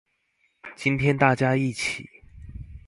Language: Chinese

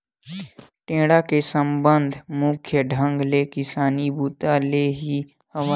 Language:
Chhattisgarhi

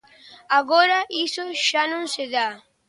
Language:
Galician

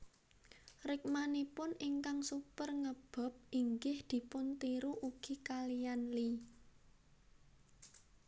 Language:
Javanese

